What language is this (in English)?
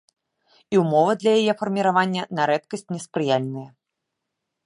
Belarusian